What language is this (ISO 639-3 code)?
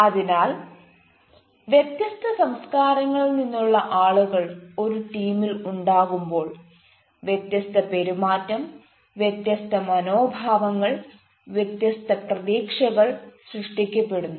mal